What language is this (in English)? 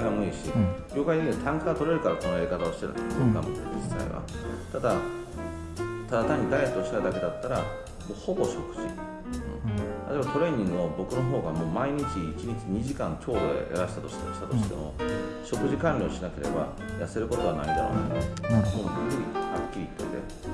Japanese